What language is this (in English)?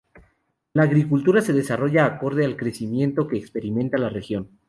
Spanish